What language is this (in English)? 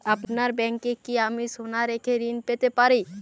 Bangla